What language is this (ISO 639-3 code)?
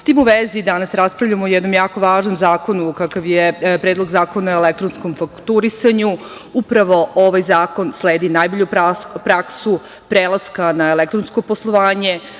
srp